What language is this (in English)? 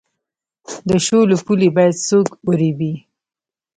Pashto